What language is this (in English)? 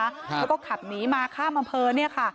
Thai